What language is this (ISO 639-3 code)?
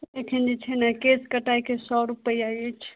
mai